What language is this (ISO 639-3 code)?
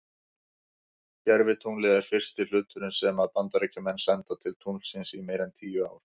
isl